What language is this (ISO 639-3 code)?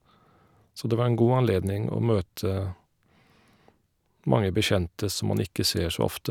nor